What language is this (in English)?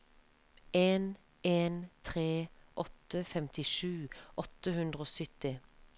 Norwegian